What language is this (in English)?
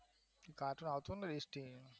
Gujarati